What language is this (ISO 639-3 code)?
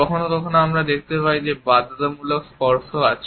ben